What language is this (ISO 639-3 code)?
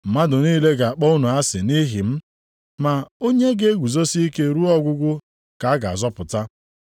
ibo